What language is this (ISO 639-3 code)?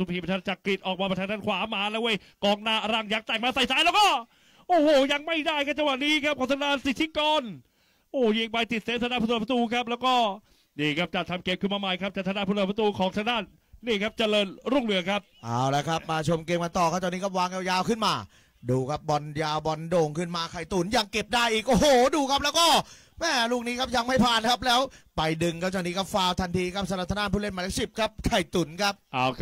tha